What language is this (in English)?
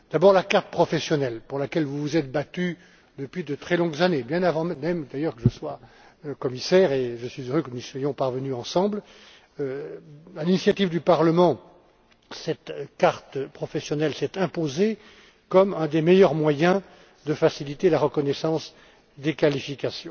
French